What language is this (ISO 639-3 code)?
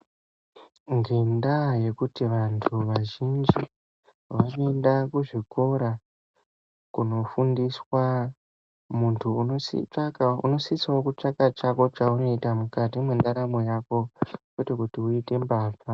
ndc